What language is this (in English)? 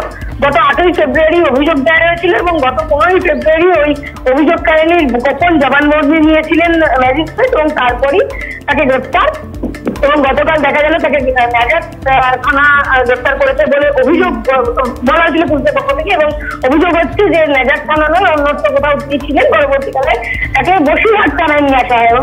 Bangla